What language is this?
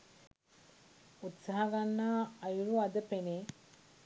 Sinhala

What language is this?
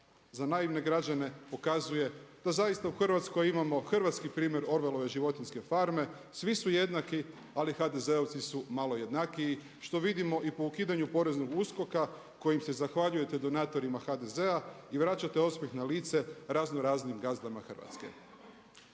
Croatian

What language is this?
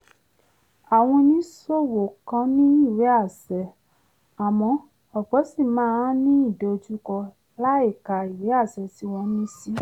Yoruba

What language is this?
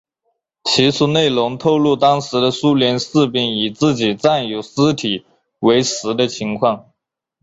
Chinese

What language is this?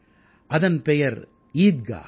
Tamil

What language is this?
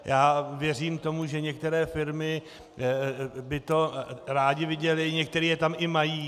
Czech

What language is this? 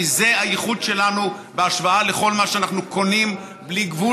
Hebrew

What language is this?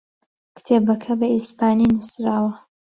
Central Kurdish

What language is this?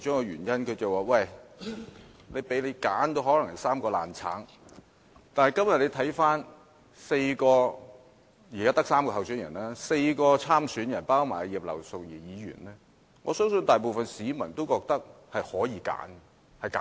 Cantonese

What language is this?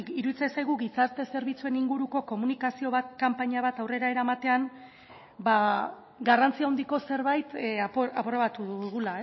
Basque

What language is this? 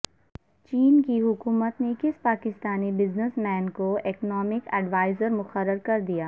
Urdu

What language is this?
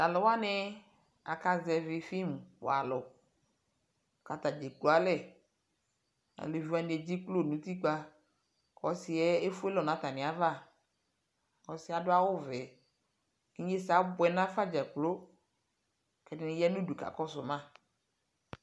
Ikposo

